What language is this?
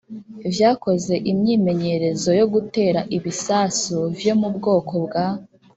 Kinyarwanda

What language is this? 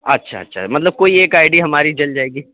Urdu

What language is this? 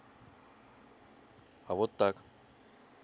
Russian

